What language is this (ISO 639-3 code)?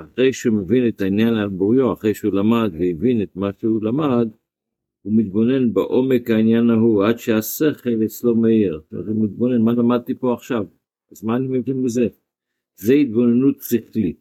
heb